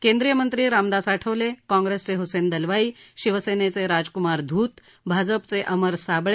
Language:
Marathi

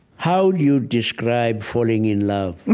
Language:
English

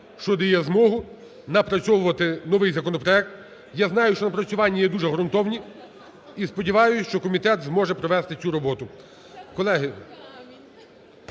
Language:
Ukrainian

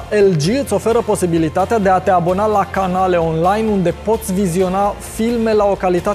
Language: Romanian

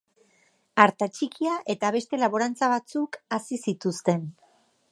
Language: Basque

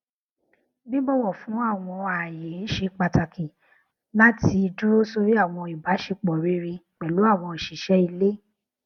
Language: Yoruba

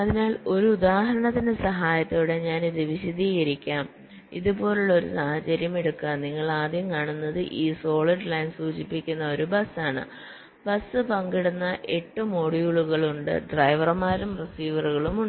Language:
Malayalam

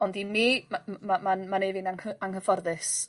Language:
Welsh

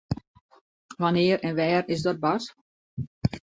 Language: Western Frisian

